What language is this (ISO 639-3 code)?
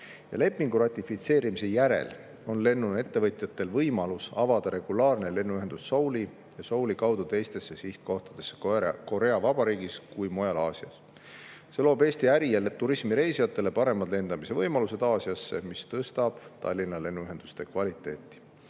est